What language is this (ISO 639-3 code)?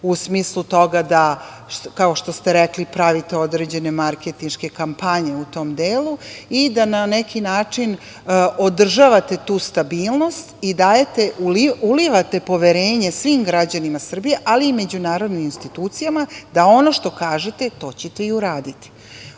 srp